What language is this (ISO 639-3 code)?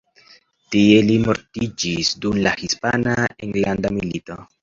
epo